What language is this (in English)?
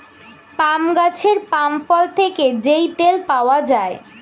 Bangla